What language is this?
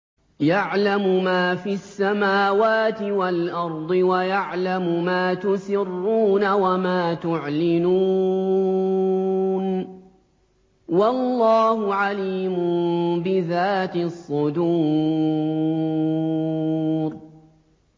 Arabic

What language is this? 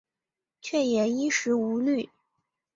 Chinese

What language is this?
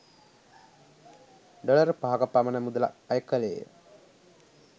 Sinhala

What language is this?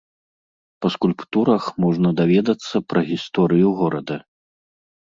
Belarusian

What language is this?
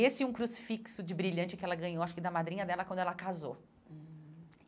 Portuguese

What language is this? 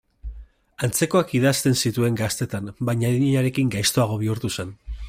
Basque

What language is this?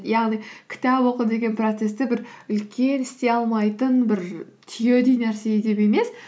Kazakh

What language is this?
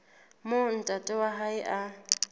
Southern Sotho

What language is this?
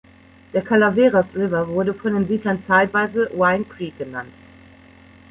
German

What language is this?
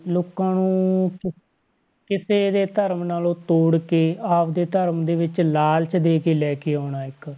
Punjabi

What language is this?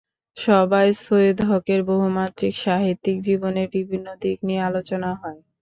Bangla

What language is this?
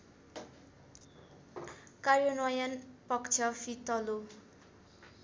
Nepali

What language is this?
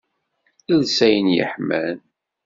Kabyle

